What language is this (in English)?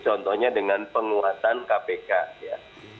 Indonesian